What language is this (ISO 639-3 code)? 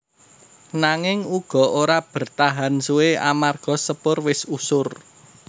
jav